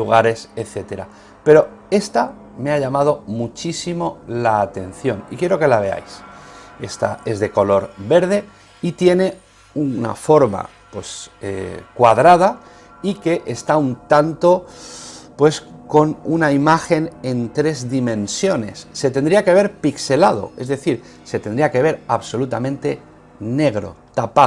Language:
Spanish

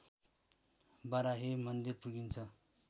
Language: Nepali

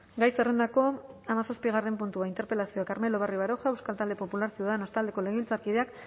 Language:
Basque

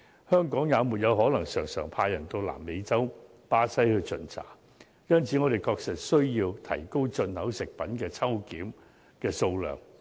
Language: Cantonese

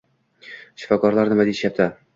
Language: Uzbek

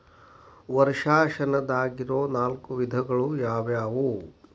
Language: Kannada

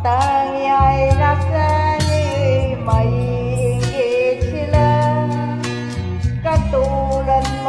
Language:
Thai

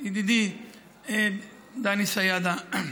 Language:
Hebrew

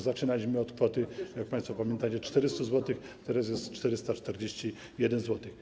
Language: Polish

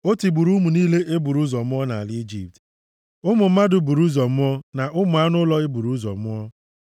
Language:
Igbo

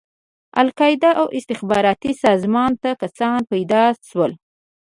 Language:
Pashto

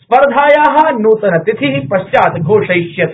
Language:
Sanskrit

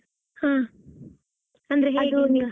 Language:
Kannada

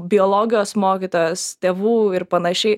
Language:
Lithuanian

